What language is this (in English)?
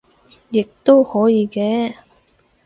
Cantonese